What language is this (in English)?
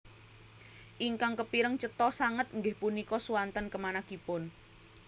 Javanese